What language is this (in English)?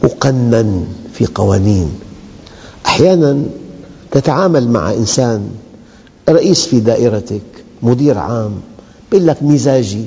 Arabic